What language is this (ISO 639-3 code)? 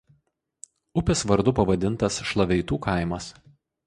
lit